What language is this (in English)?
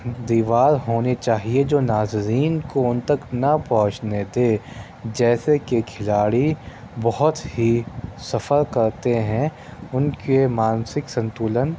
Urdu